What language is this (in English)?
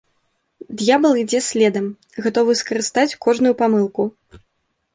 Belarusian